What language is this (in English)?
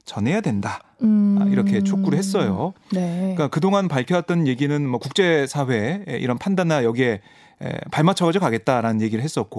Korean